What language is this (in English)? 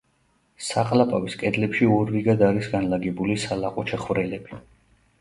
Georgian